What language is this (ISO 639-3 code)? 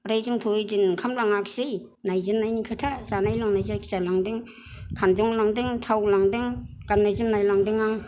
brx